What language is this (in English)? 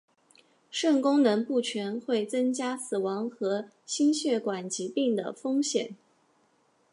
Chinese